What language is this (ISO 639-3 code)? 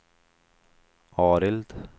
swe